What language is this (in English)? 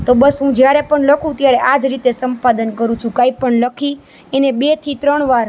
Gujarati